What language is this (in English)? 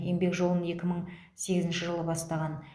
Kazakh